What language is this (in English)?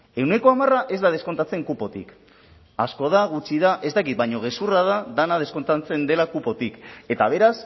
Basque